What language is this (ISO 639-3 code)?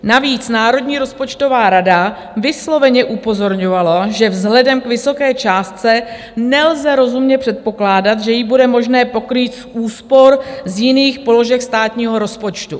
ces